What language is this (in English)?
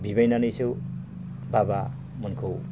Bodo